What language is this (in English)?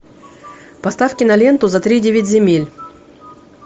Russian